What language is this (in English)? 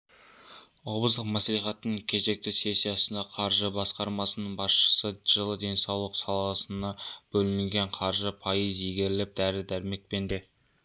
Kazakh